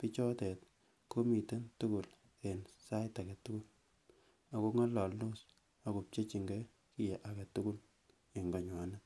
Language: Kalenjin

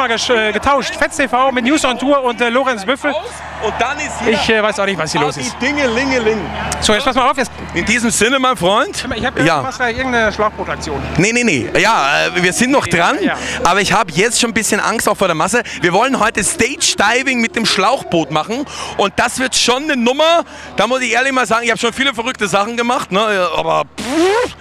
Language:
German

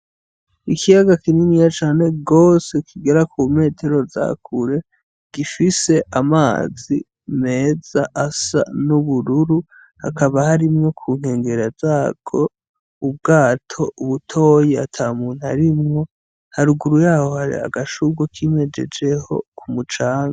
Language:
Rundi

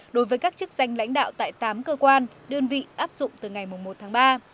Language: Vietnamese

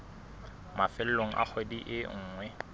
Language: Southern Sotho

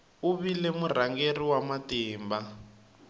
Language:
Tsonga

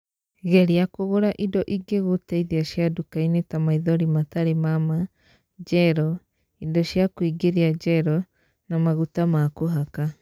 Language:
Kikuyu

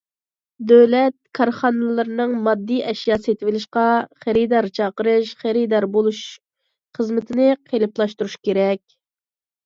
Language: Uyghur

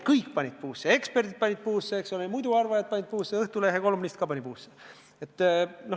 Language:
Estonian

